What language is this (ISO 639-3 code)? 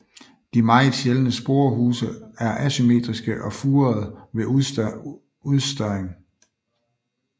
dan